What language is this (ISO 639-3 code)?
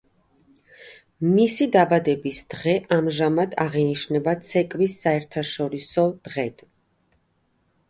kat